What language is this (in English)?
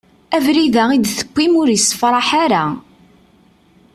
Kabyle